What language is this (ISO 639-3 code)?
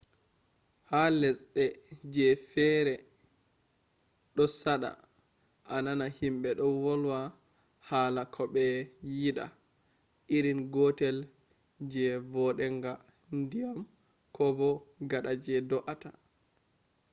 ful